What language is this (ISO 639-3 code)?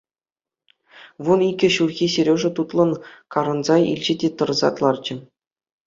chv